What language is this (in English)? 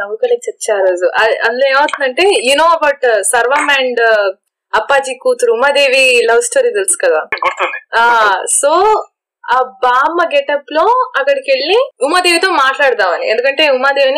Telugu